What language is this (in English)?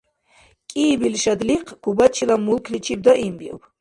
Dargwa